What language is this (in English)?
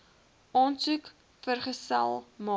Afrikaans